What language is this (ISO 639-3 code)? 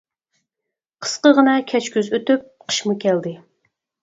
uig